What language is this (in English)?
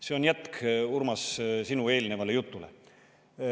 Estonian